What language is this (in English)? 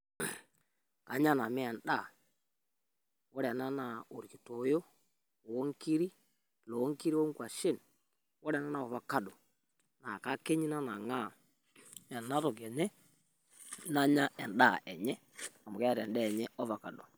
Masai